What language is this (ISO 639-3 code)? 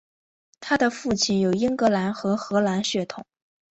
zho